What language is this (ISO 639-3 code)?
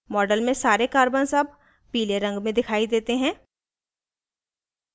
hin